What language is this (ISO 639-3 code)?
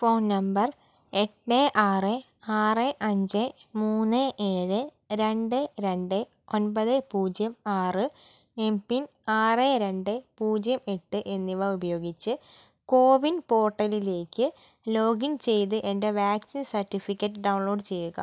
mal